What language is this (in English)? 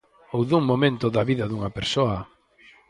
Galician